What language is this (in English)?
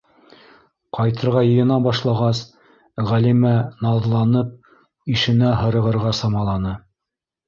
Bashkir